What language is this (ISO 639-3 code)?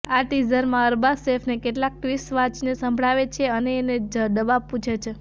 guj